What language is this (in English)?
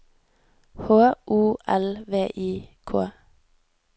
Norwegian